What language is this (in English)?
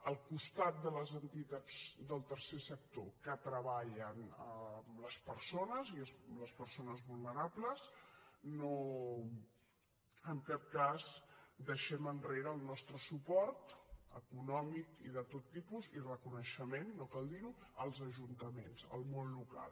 Catalan